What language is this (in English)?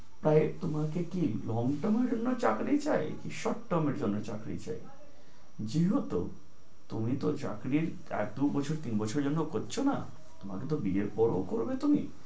Bangla